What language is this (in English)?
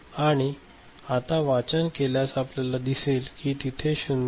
Marathi